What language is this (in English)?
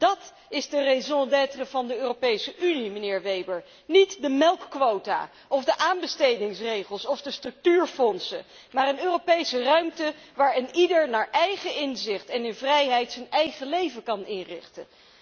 Dutch